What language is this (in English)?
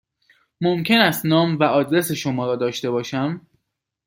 Persian